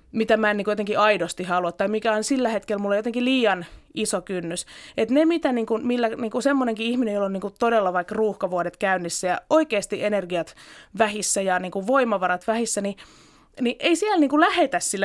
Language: Finnish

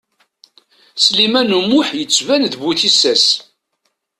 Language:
Kabyle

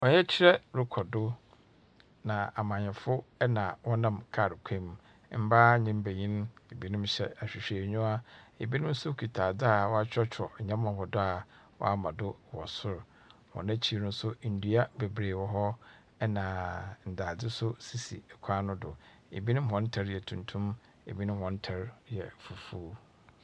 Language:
Akan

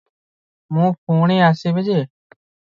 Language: Odia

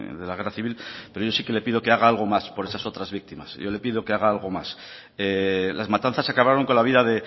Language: Spanish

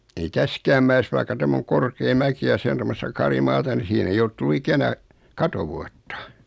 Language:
Finnish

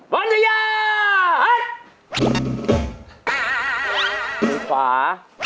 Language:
Thai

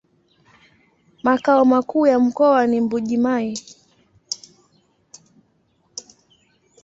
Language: Swahili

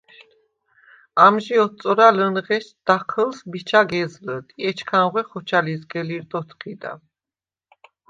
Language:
Svan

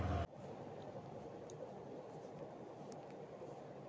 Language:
Telugu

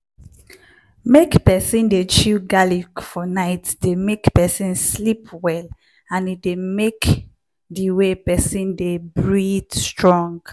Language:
Nigerian Pidgin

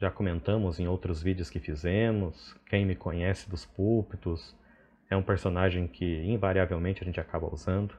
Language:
Portuguese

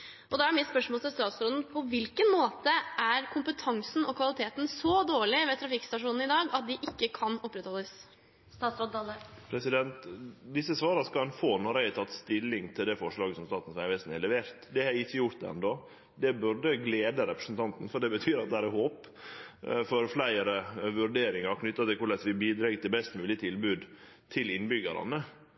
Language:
Norwegian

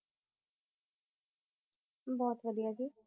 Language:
Punjabi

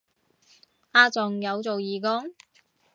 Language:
Cantonese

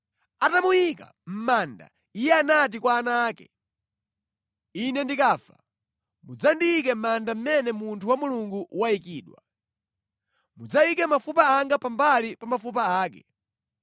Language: Nyanja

